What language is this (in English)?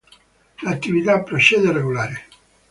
Italian